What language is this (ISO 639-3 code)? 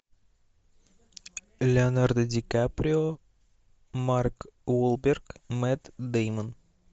rus